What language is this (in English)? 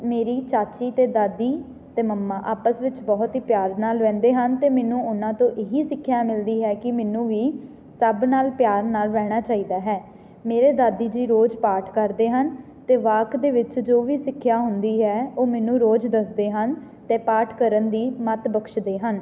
Punjabi